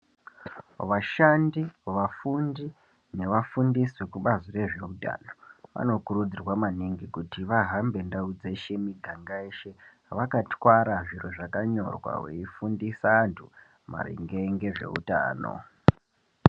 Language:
Ndau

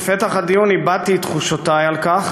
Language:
Hebrew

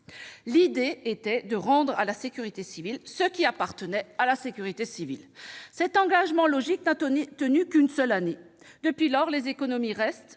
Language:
French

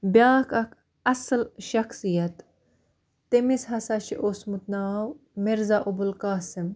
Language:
Kashmiri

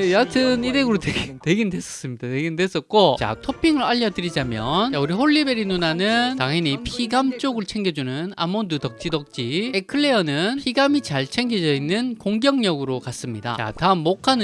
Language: Korean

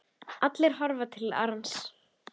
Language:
Icelandic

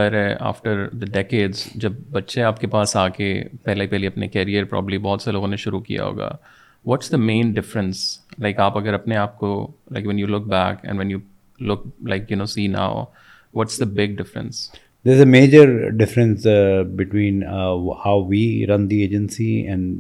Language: Urdu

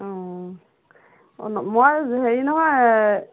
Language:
Assamese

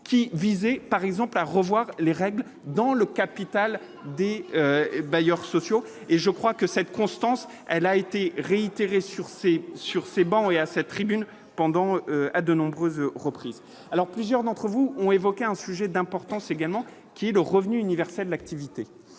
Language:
French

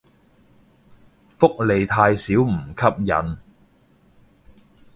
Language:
Cantonese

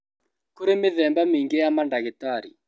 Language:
Kikuyu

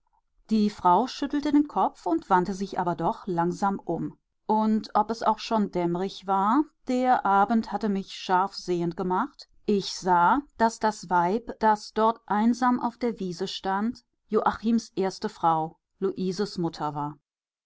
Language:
German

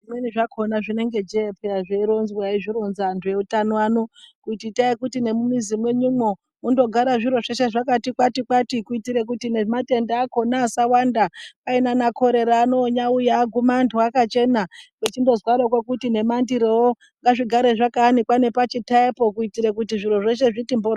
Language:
Ndau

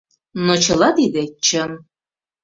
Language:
Mari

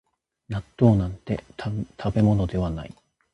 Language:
Japanese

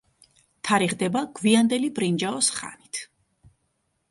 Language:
Georgian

